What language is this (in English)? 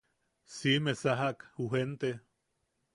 Yaqui